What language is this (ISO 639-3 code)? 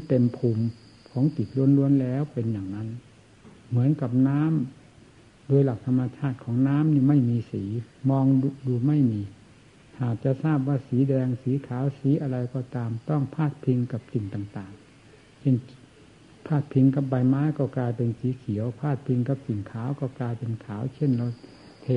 tha